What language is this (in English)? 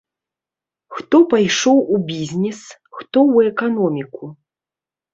Belarusian